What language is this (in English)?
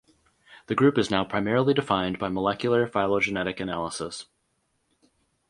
English